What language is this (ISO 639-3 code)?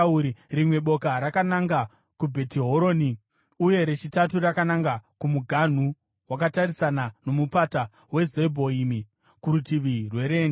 sna